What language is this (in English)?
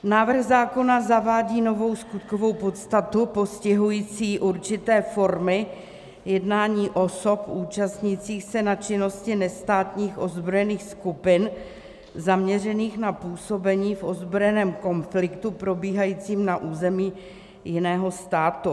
Czech